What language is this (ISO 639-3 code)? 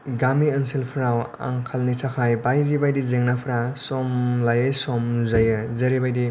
brx